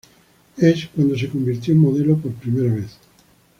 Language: Spanish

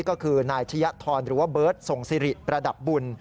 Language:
Thai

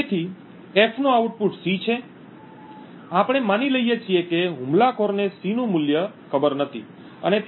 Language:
Gujarati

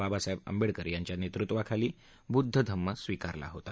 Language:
Marathi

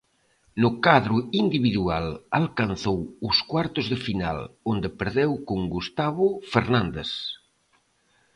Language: Galician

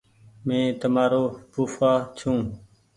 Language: Goaria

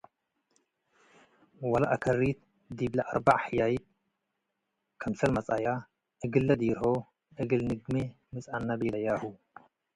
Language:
Tigre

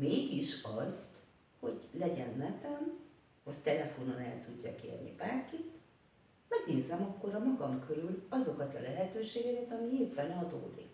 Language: Hungarian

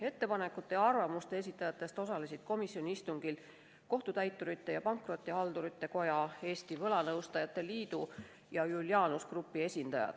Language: Estonian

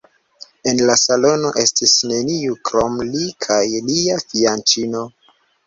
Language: Esperanto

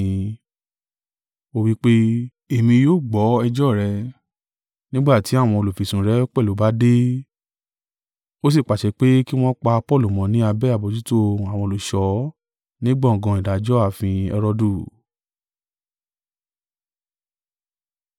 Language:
Yoruba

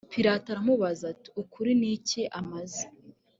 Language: Kinyarwanda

